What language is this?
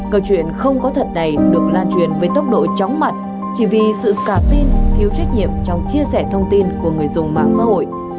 Vietnamese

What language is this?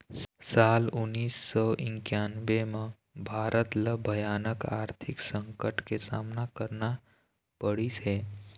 Chhattisgarhi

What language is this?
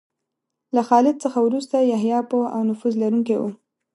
Pashto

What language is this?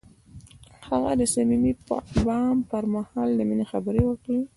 Pashto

